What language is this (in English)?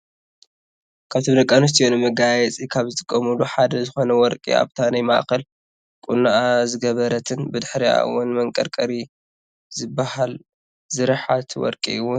Tigrinya